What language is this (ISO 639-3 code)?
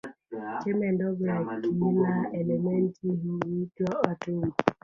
swa